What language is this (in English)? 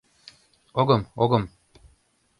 Mari